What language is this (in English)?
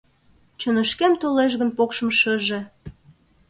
Mari